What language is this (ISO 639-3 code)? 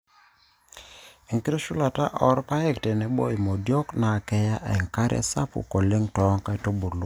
mas